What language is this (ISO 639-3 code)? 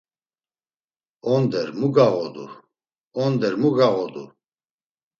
lzz